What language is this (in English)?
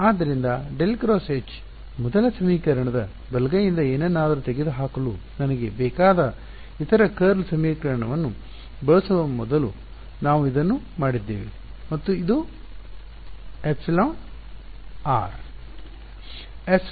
Kannada